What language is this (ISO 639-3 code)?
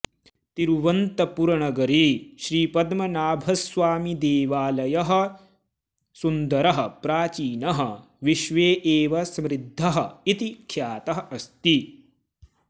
san